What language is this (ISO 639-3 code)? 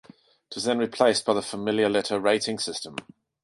eng